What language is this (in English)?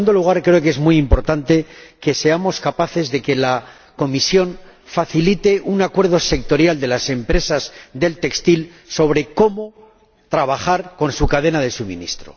Spanish